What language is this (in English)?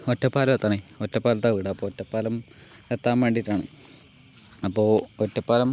Malayalam